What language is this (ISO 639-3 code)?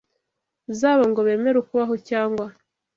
kin